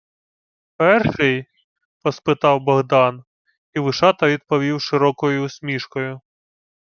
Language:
Ukrainian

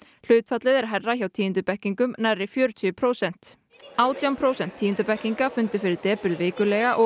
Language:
Icelandic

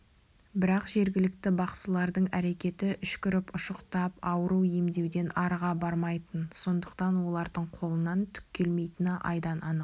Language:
Kazakh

